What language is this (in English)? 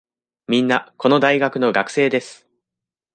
Japanese